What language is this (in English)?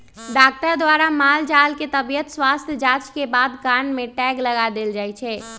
Magahi